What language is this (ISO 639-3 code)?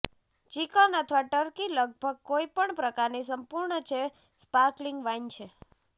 guj